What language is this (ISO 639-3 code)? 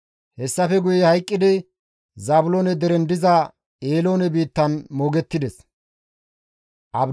gmv